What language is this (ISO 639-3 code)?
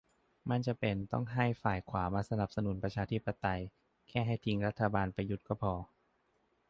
tha